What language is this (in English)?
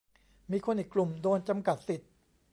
Thai